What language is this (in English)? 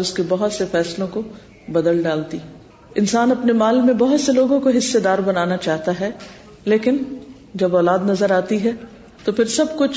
Urdu